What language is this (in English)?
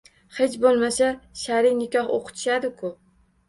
Uzbek